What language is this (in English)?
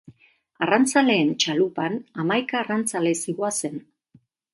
Basque